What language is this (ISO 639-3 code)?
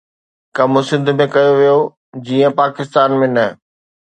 snd